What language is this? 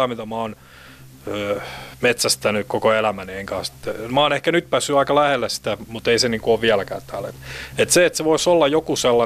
Finnish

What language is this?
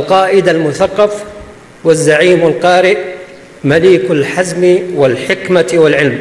Arabic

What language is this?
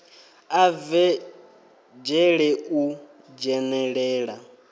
Venda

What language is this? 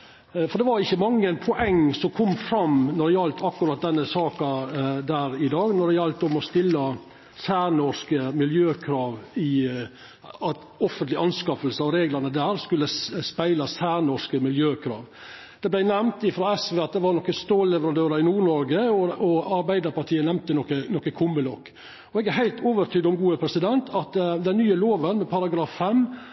Norwegian Nynorsk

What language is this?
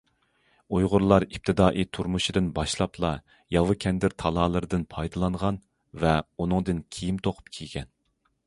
Uyghur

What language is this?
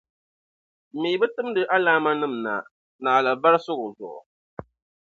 Dagbani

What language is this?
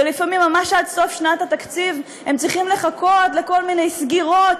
Hebrew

